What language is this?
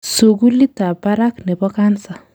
Kalenjin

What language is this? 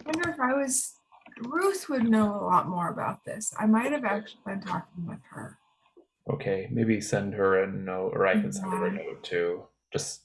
English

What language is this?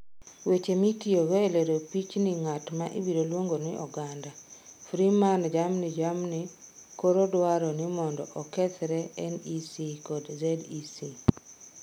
Luo (Kenya and Tanzania)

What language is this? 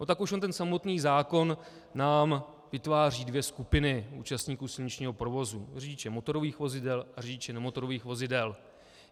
Czech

